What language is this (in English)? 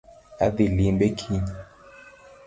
Luo (Kenya and Tanzania)